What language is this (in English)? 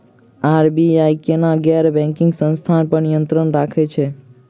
Maithili